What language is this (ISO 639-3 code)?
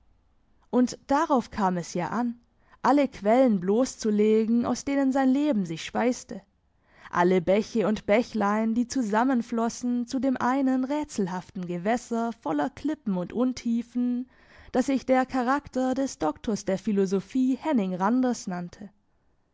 deu